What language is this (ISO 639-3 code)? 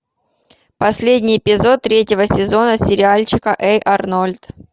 rus